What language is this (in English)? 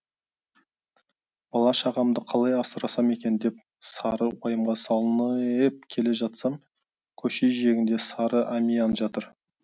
Kazakh